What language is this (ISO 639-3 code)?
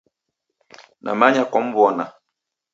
dav